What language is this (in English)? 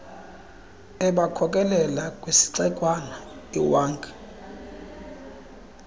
Xhosa